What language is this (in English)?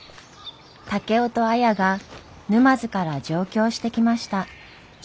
Japanese